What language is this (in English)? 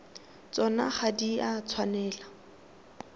Tswana